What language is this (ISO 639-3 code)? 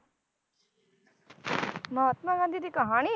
pan